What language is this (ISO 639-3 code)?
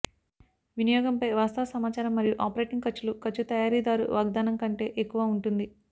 tel